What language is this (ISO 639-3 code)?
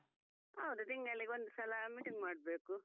kan